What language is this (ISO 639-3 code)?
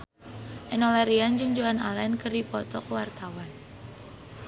sun